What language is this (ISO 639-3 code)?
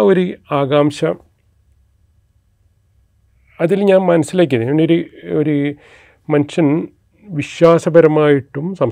mal